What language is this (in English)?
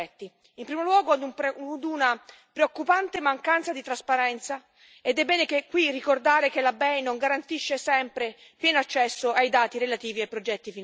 Italian